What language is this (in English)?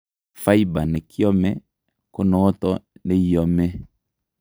Kalenjin